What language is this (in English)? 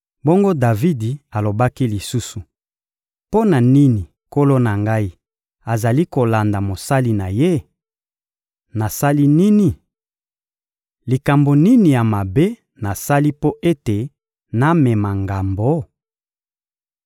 Lingala